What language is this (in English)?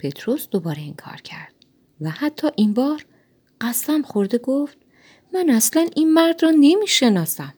Persian